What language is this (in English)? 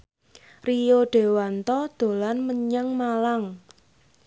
Javanese